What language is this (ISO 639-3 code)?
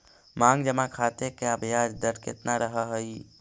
mag